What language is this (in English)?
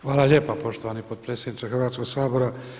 Croatian